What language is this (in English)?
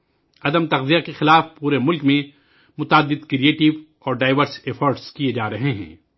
Urdu